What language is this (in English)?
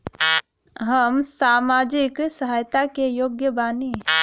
Bhojpuri